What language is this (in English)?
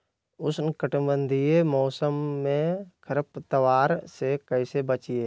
Magahi